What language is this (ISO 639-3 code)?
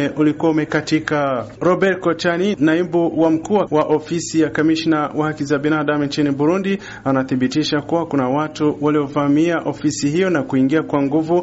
swa